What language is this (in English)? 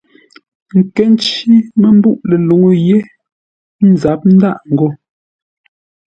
Ngombale